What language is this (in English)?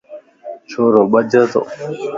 Lasi